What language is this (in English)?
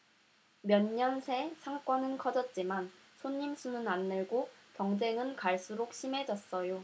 Korean